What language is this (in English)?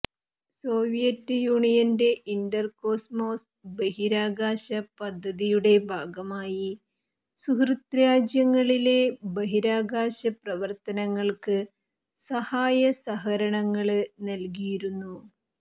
Malayalam